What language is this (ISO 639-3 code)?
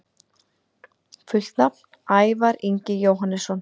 isl